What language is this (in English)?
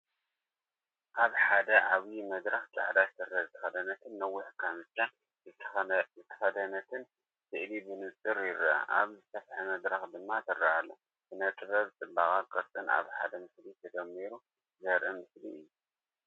Tigrinya